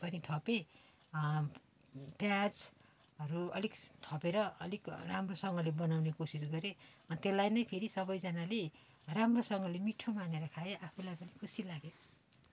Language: Nepali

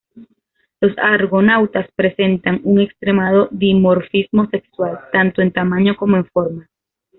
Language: Spanish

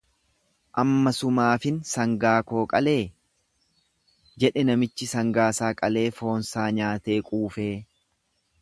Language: Oromo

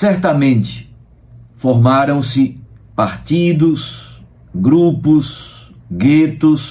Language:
Portuguese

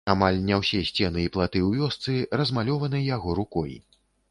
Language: Belarusian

